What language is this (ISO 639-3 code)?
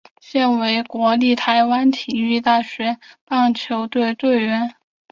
zho